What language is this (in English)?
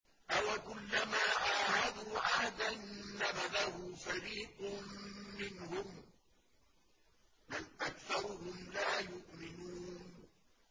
Arabic